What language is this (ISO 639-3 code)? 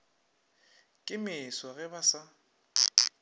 nso